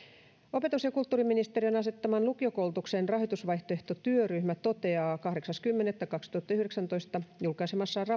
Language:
Finnish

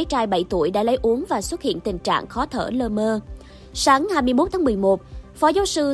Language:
Vietnamese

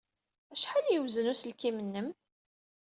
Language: Kabyle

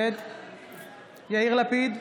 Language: Hebrew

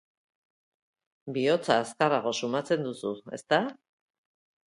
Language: Basque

